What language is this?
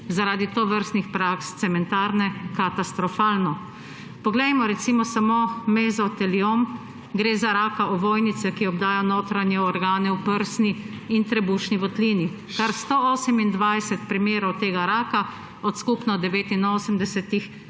Slovenian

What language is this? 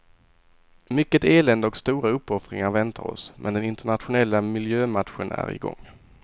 Swedish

